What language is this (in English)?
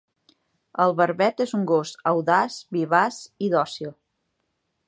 Catalan